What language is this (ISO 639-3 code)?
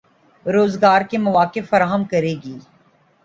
urd